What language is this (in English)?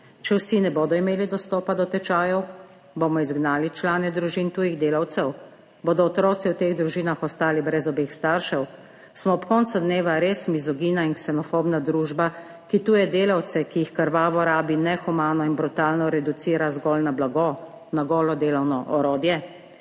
Slovenian